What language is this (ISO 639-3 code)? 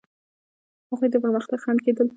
pus